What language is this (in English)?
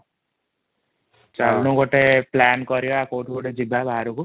Odia